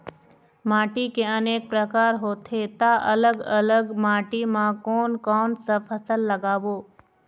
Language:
Chhattisgarhi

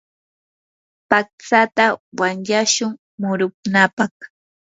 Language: Yanahuanca Pasco Quechua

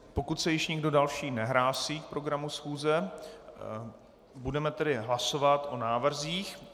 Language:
Czech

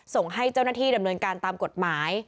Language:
Thai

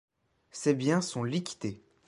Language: French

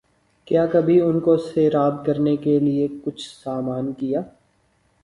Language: Urdu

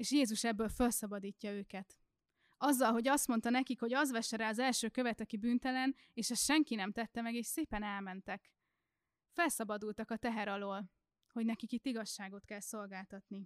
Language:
Hungarian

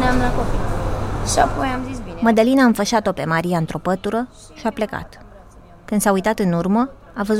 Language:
Romanian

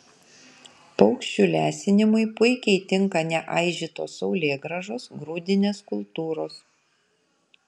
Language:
Lithuanian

